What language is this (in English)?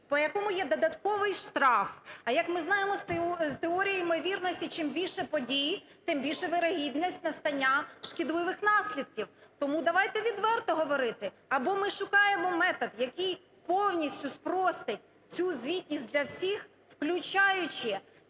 Ukrainian